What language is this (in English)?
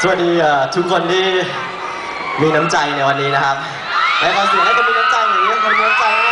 Thai